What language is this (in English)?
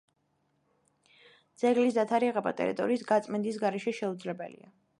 Georgian